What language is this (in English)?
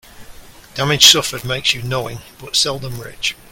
English